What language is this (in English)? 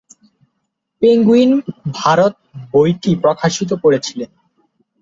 Bangla